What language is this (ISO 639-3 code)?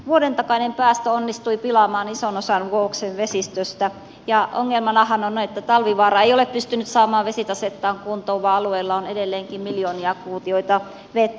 fin